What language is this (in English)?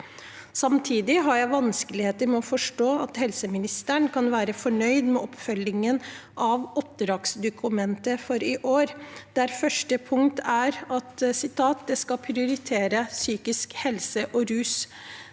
Norwegian